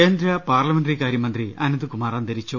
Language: Malayalam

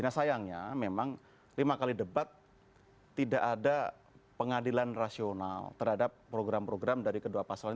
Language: Indonesian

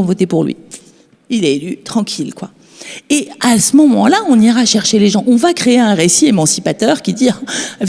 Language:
French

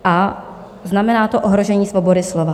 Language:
Czech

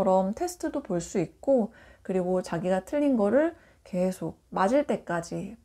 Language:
Korean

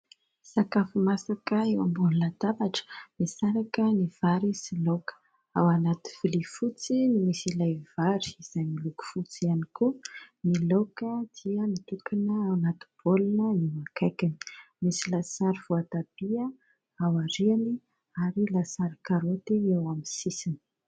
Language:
Malagasy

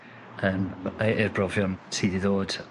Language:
Welsh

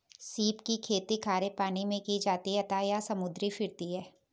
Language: Hindi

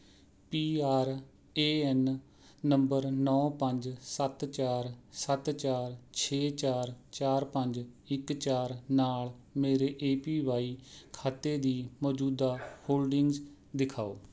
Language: Punjabi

